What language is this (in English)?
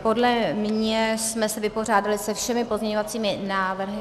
Czech